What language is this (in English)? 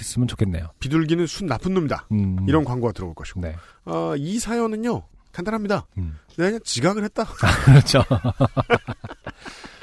Korean